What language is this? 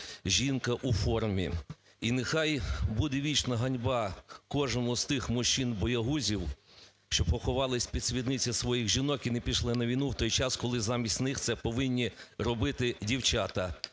Ukrainian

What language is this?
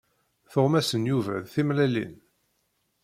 Kabyle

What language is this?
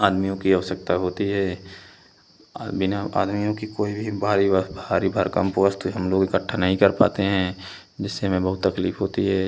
Hindi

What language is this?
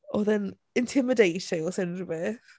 Welsh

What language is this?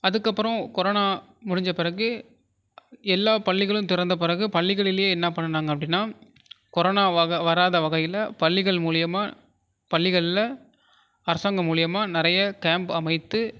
Tamil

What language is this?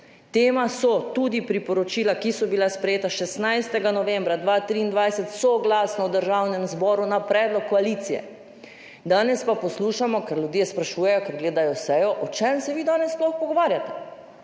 Slovenian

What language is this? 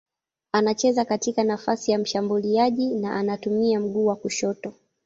Swahili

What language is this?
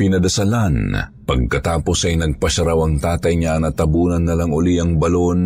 Filipino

